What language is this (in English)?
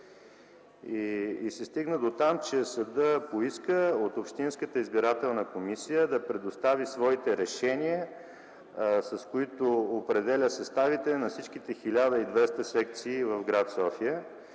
Bulgarian